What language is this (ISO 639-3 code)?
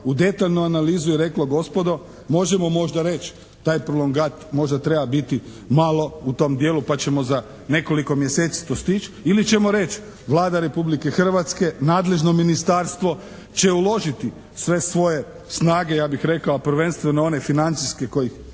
hrv